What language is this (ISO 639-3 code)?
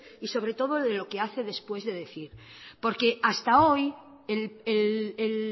spa